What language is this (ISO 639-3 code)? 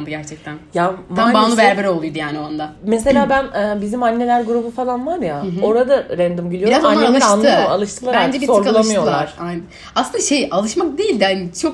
tur